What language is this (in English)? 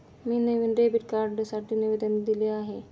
Marathi